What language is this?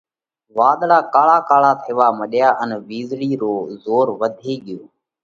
Parkari Koli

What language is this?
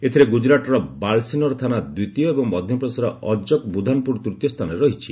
Odia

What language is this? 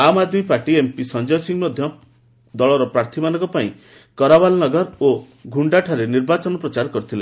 Odia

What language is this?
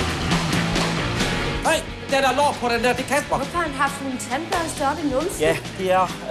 Danish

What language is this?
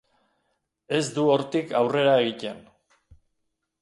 Basque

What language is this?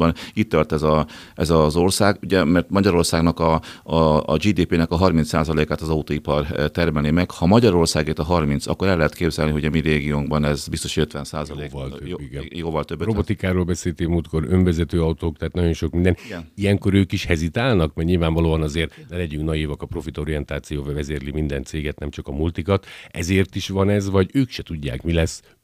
Hungarian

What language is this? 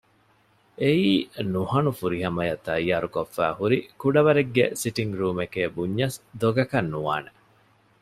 Divehi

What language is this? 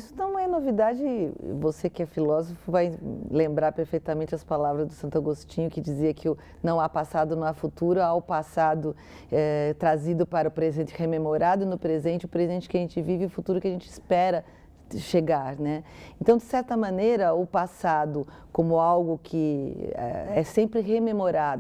Portuguese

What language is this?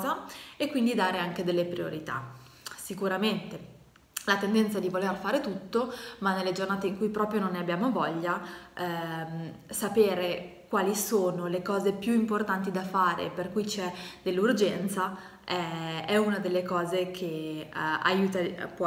Italian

